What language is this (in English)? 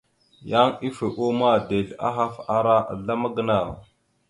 Mada (Cameroon)